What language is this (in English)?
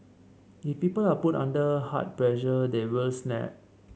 English